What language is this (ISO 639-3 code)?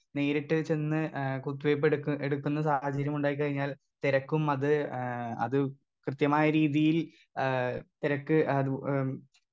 mal